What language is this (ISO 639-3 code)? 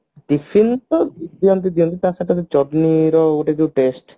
ori